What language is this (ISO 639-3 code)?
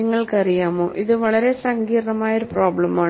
mal